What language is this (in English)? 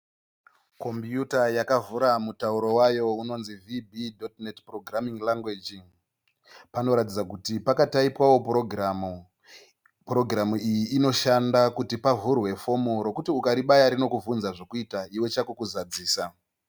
Shona